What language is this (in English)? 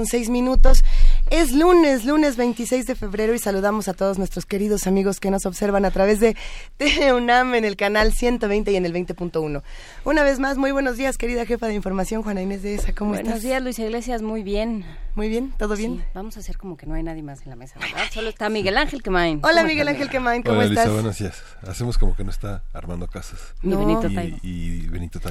Spanish